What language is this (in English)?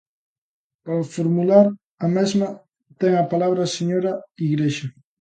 Galician